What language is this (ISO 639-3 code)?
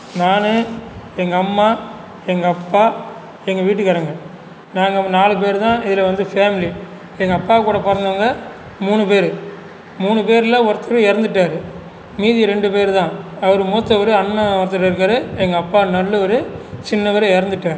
tam